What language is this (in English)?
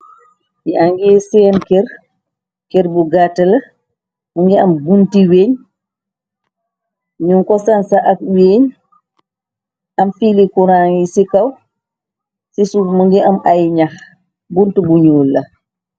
Wolof